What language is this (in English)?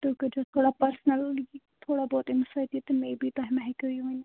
Kashmiri